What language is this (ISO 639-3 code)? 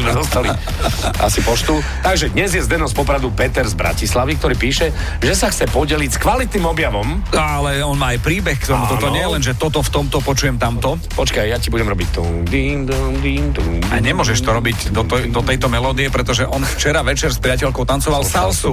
slk